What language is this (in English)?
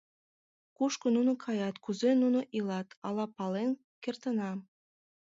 Mari